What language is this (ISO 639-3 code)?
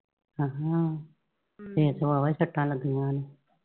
pan